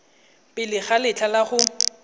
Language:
Tswana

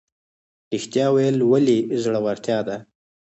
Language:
Pashto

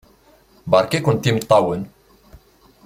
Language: Kabyle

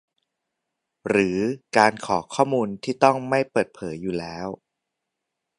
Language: Thai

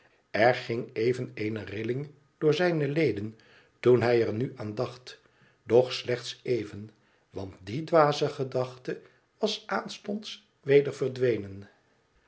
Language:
Dutch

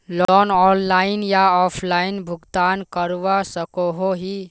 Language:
Magahi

